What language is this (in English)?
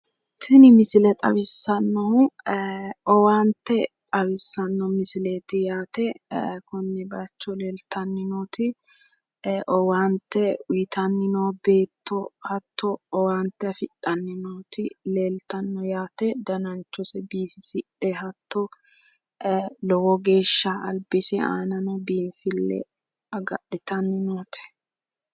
Sidamo